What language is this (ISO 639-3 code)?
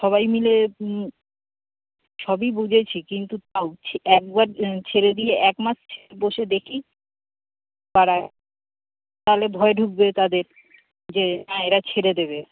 ben